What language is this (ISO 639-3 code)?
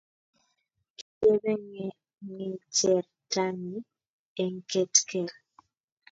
kln